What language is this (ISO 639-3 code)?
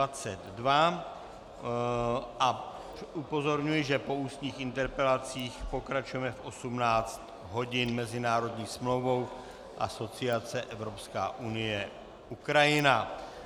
ces